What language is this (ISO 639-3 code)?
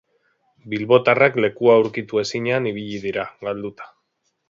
eus